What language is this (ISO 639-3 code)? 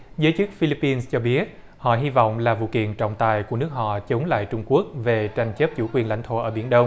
vie